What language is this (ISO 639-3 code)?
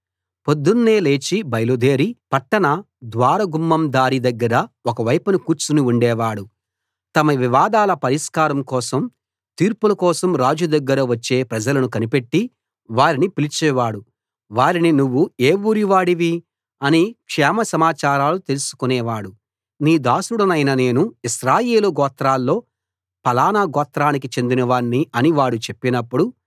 tel